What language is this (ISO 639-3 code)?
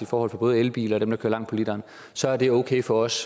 dan